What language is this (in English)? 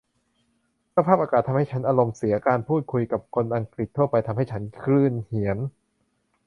Thai